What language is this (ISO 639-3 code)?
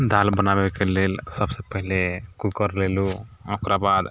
mai